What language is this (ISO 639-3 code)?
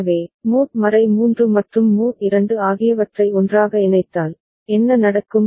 tam